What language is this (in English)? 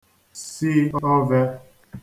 Igbo